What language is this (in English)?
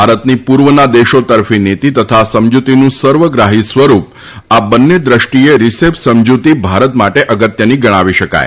Gujarati